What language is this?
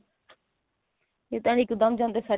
Punjabi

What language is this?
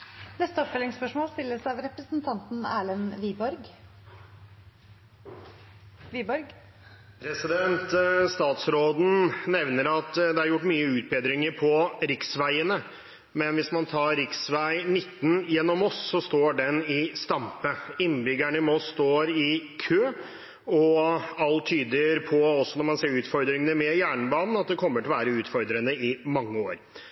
Norwegian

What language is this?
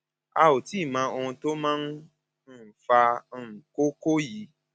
Yoruba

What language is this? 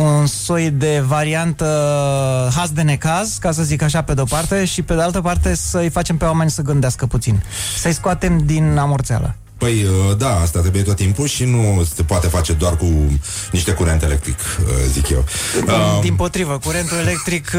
Romanian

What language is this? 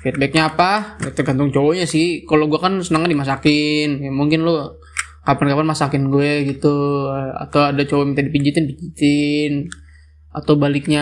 Indonesian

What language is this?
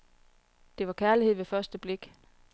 Danish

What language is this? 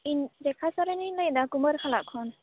Santali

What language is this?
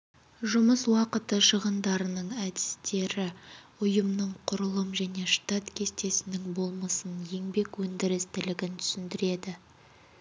Kazakh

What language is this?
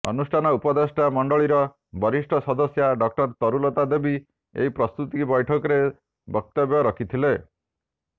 Odia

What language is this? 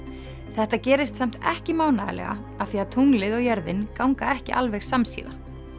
Icelandic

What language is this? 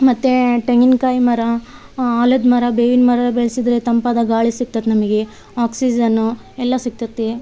Kannada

